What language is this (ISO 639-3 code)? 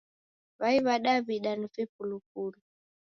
dav